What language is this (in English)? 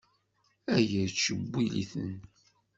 Kabyle